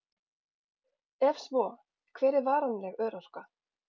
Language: Icelandic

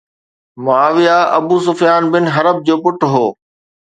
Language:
Sindhi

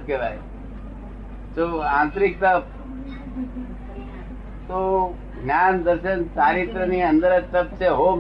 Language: Gujarati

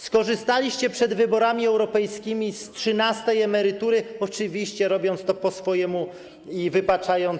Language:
Polish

